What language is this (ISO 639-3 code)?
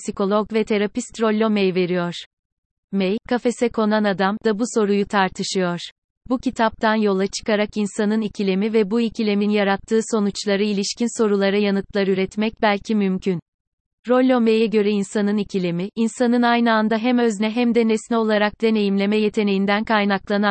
tur